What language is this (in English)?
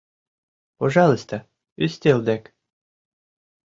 Mari